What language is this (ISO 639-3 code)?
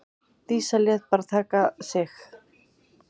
isl